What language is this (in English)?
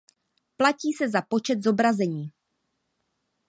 Czech